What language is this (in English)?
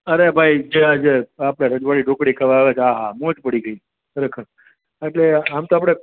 Gujarati